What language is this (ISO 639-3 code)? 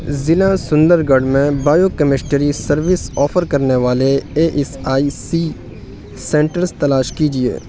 urd